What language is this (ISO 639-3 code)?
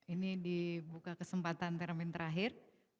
ind